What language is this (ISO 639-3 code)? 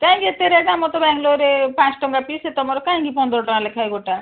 ori